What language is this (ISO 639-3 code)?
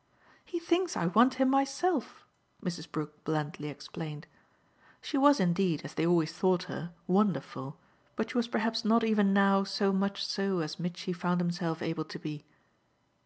eng